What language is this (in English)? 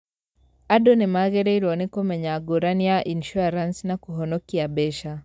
Kikuyu